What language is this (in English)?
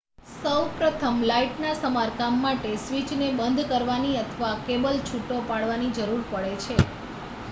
Gujarati